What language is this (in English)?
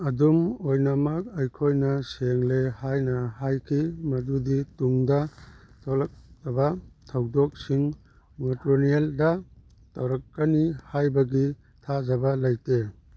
Manipuri